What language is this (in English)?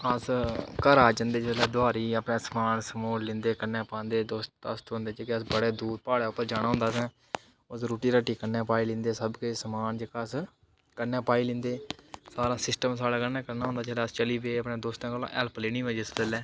Dogri